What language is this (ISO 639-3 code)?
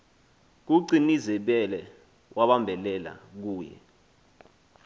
xho